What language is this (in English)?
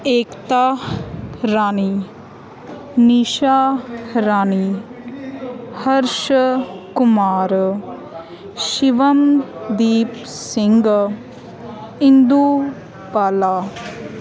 Punjabi